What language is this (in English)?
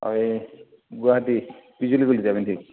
Assamese